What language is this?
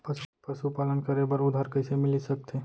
Chhattisgarhi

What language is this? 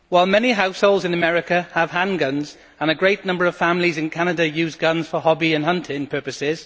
English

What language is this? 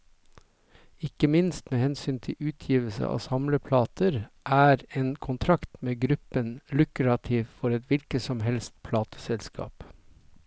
Norwegian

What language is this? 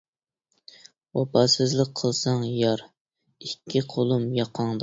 Uyghur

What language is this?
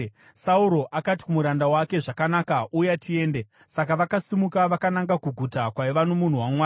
Shona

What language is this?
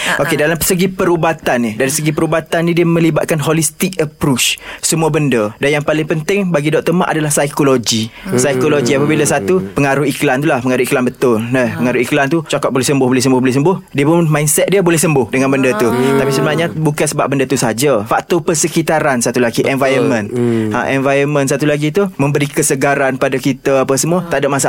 Malay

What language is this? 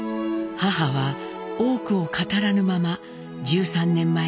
Japanese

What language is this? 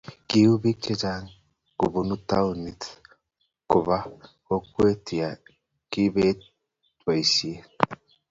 Kalenjin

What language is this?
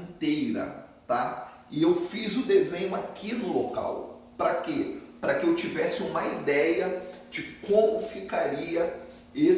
Portuguese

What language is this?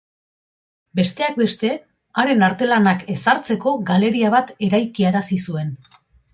Basque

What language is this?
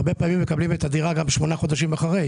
Hebrew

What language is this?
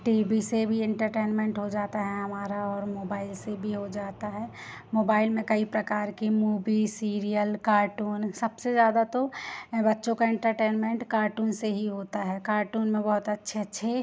Hindi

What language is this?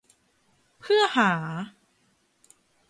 Thai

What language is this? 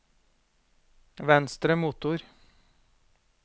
Norwegian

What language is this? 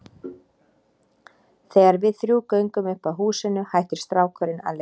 Icelandic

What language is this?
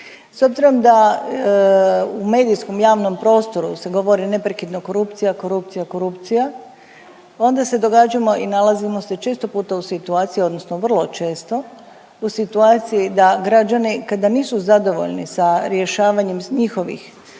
Croatian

